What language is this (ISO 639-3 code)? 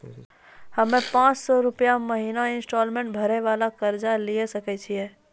mai